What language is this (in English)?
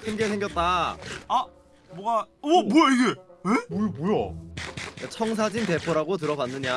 Korean